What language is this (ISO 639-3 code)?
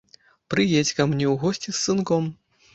bel